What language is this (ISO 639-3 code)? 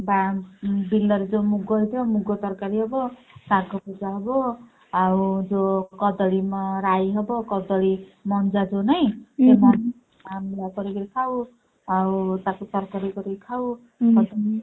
ori